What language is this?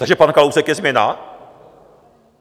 Czech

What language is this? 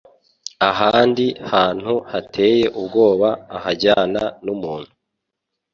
Kinyarwanda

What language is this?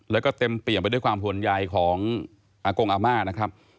Thai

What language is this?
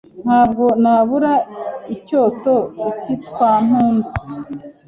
Kinyarwanda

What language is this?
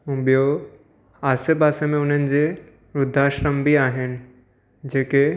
Sindhi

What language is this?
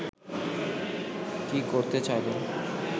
Bangla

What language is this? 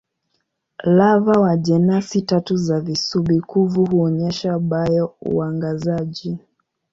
Swahili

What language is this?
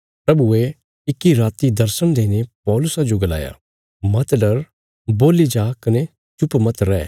Bilaspuri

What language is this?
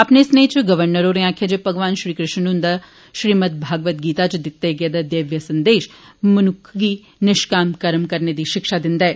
Dogri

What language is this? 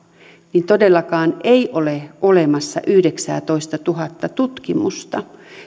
Finnish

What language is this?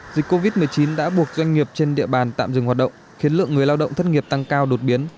Vietnamese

